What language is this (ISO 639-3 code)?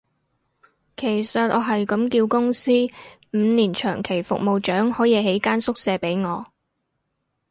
yue